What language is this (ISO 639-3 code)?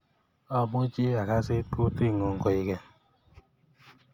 kln